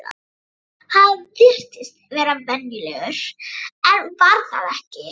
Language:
Icelandic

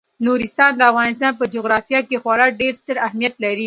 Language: Pashto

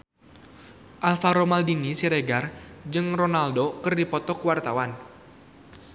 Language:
Sundanese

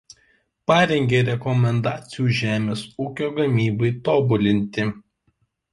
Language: Lithuanian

